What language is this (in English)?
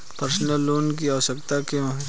Hindi